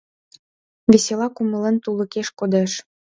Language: Mari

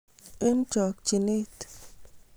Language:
Kalenjin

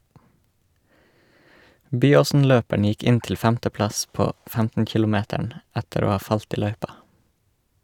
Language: Norwegian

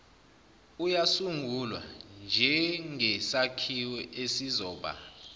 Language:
Zulu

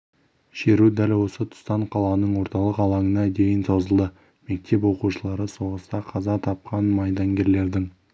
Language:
Kazakh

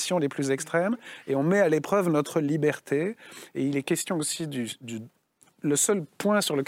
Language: French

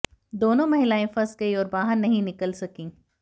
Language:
Hindi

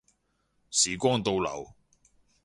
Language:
Cantonese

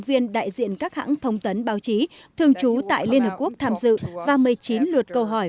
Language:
Vietnamese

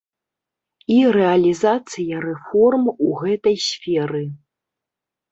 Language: Belarusian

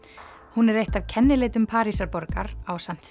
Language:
Icelandic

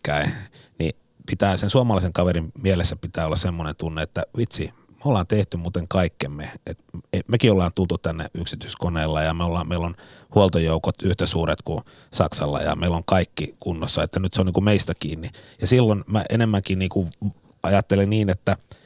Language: Finnish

